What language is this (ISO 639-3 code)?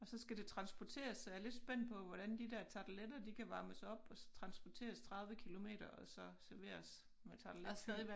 dan